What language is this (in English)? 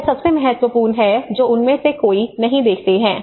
Hindi